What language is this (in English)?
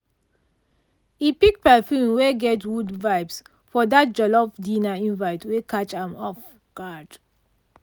Nigerian Pidgin